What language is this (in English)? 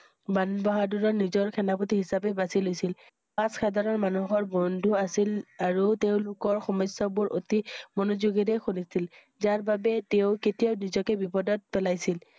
Assamese